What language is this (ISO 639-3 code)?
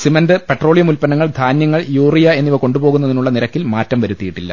mal